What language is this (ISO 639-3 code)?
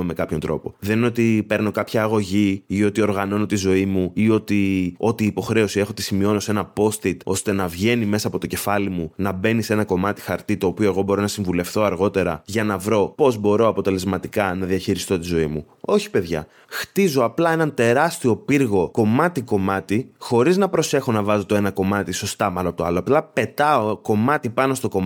ell